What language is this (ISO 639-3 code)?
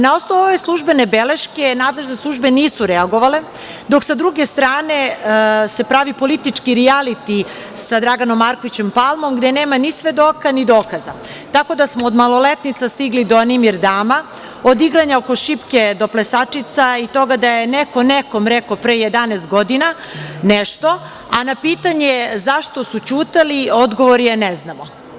srp